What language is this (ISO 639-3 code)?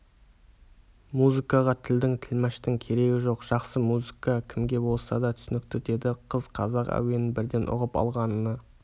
kaz